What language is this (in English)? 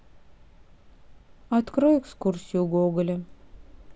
Russian